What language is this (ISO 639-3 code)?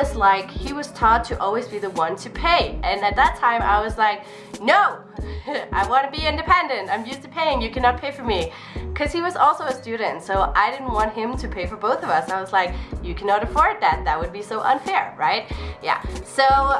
eng